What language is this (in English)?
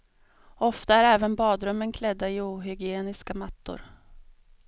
Swedish